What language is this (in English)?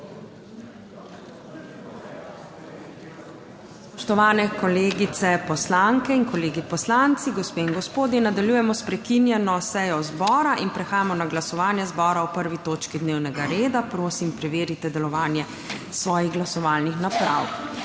Slovenian